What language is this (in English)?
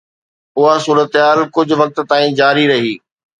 Sindhi